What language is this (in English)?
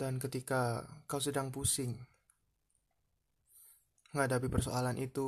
Indonesian